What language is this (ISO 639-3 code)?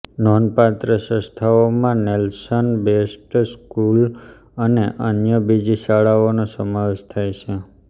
guj